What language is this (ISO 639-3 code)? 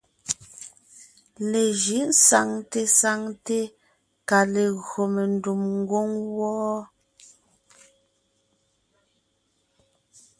nnh